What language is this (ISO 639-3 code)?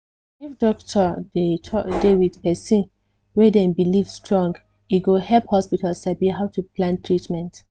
pcm